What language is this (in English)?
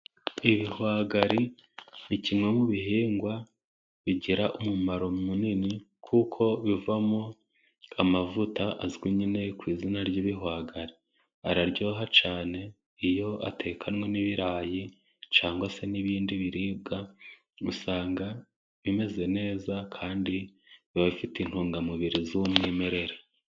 Kinyarwanda